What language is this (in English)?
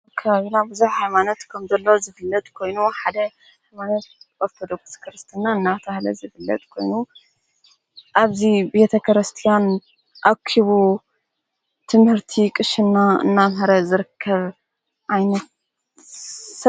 Tigrinya